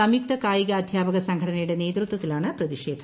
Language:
Malayalam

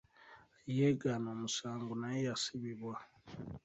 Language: Ganda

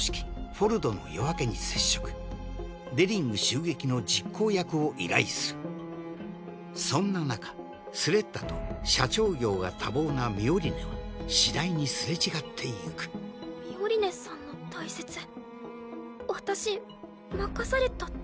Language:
Japanese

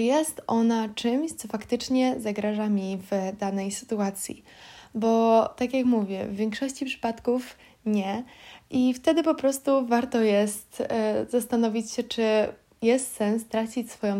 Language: Polish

